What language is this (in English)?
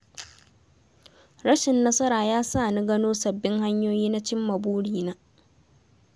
Hausa